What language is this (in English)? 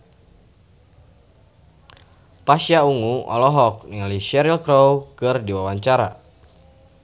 Sundanese